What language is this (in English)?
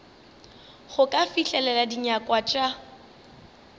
Northern Sotho